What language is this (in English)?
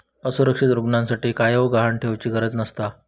Marathi